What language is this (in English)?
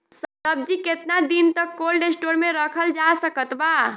Bhojpuri